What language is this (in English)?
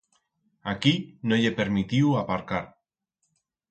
Aragonese